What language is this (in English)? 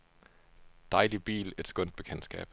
Danish